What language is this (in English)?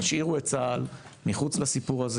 Hebrew